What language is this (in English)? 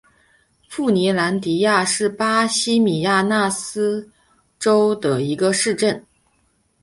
Chinese